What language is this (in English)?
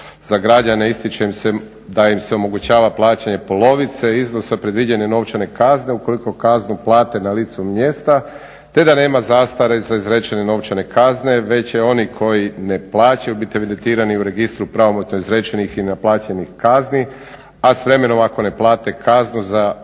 Croatian